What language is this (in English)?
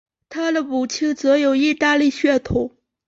Chinese